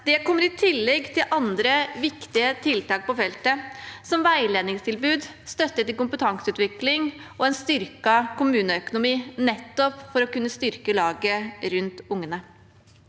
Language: Norwegian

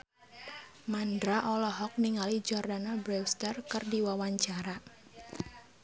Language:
Sundanese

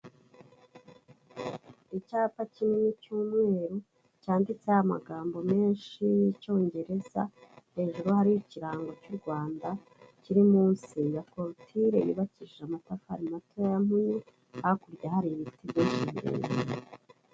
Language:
Kinyarwanda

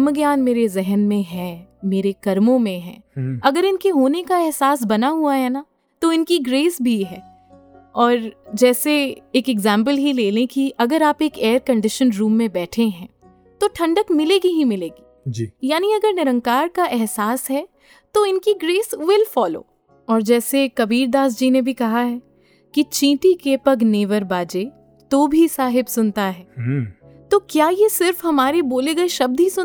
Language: Hindi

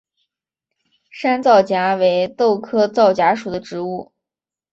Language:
Chinese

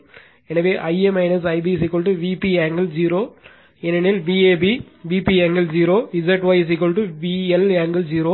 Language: Tamil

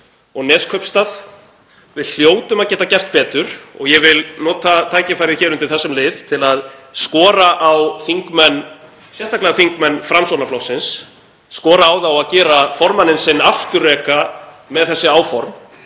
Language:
Icelandic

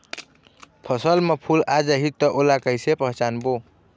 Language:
Chhattisgarhi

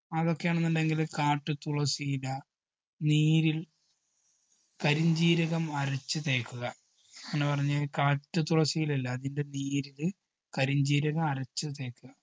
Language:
Malayalam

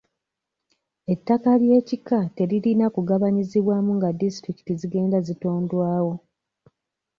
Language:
Ganda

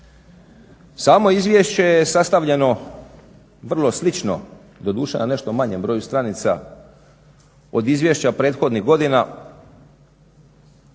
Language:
Croatian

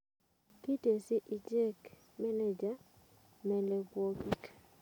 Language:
Kalenjin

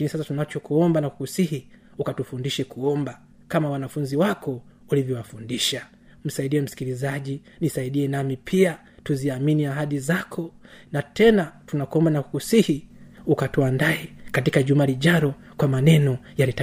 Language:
Swahili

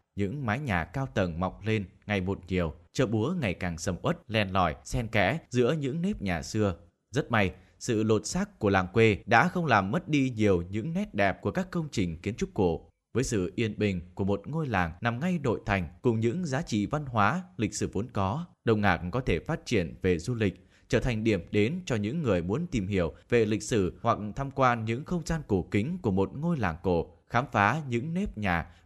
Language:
Vietnamese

